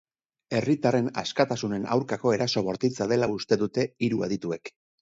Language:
Basque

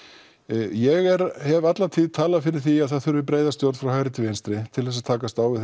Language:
Icelandic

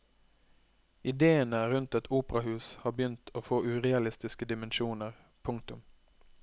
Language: Norwegian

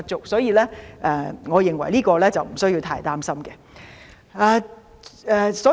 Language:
Cantonese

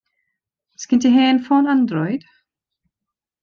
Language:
Welsh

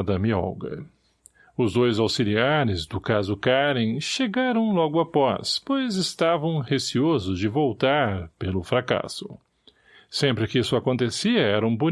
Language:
Portuguese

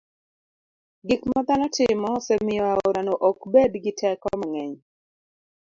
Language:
Luo (Kenya and Tanzania)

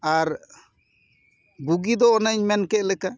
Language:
Santali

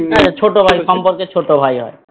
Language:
Bangla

